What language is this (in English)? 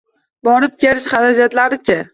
Uzbek